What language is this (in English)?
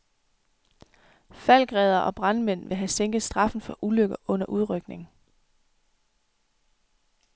Danish